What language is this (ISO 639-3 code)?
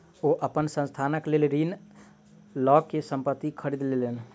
mai